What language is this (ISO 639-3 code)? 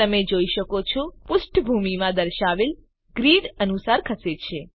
guj